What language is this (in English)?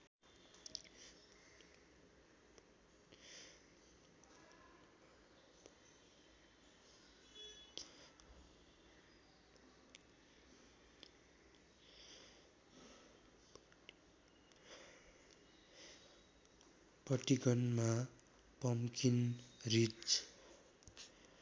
Nepali